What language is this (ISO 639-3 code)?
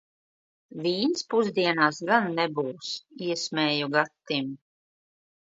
lav